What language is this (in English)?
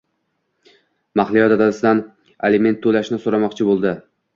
Uzbek